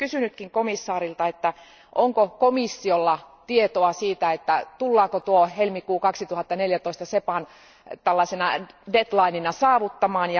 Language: Finnish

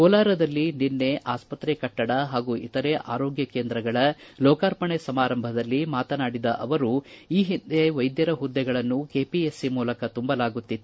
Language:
Kannada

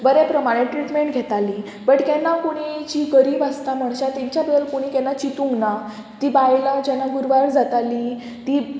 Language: Konkani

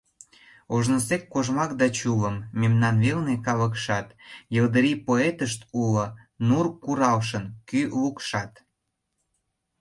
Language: Mari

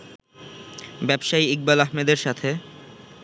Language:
Bangla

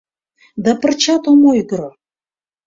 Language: Mari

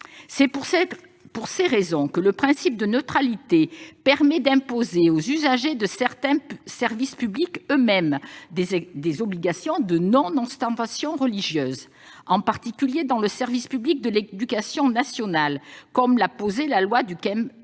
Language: French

